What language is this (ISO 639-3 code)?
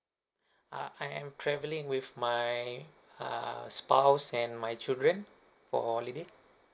eng